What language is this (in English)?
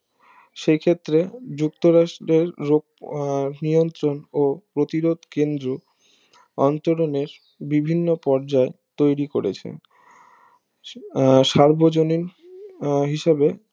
Bangla